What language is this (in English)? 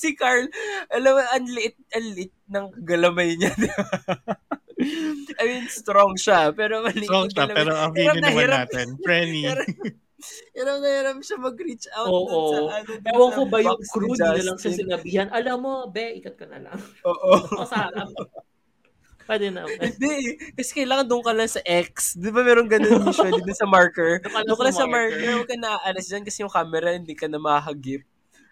Filipino